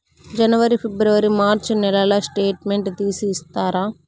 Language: Telugu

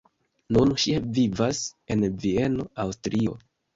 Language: Esperanto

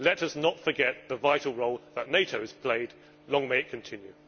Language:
English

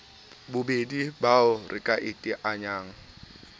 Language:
Southern Sotho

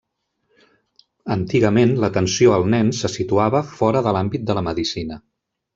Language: Catalan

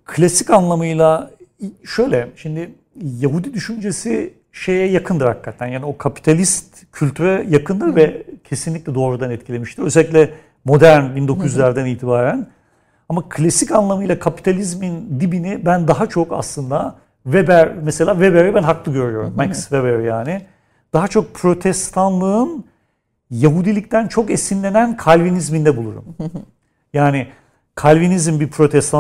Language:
Turkish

